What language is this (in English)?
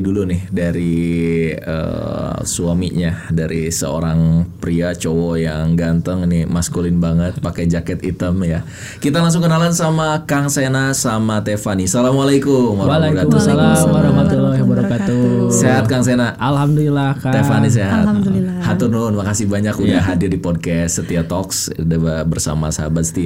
Indonesian